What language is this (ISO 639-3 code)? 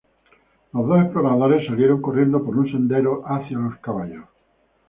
spa